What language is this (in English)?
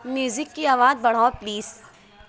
Urdu